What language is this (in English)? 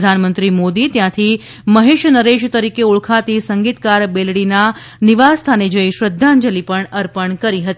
Gujarati